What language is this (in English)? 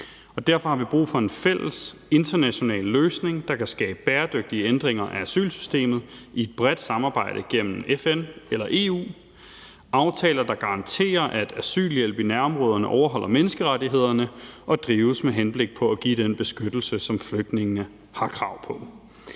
Danish